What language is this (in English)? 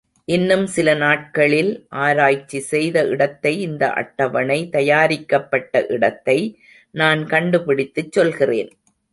Tamil